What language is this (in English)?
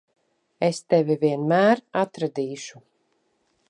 Latvian